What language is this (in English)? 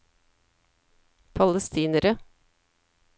Norwegian